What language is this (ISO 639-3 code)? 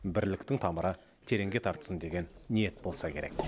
kaz